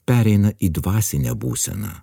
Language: Lithuanian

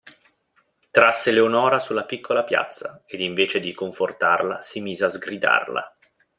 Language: Italian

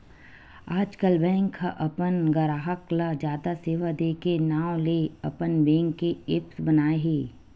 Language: Chhattisgarhi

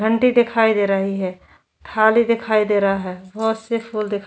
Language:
Hindi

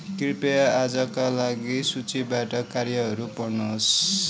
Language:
Nepali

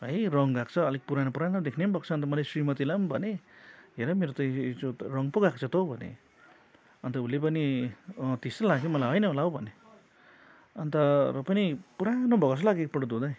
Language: Nepali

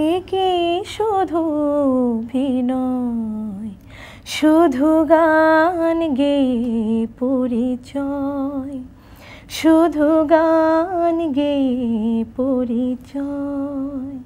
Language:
Hindi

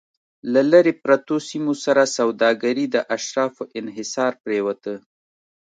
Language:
Pashto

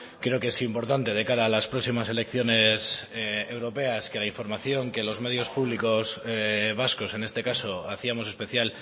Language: Spanish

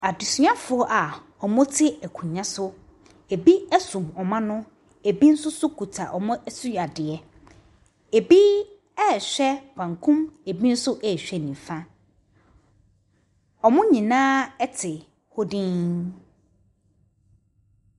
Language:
Akan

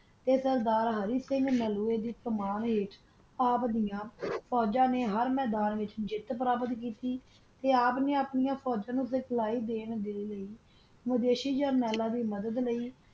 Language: Punjabi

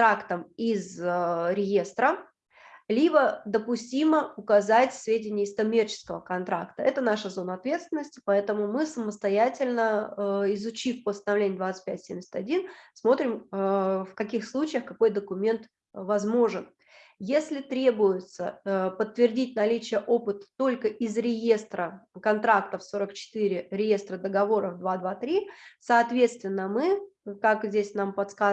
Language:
Russian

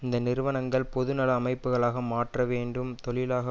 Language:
Tamil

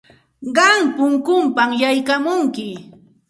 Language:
Santa Ana de Tusi Pasco Quechua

